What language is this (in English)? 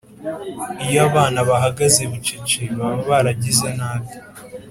Kinyarwanda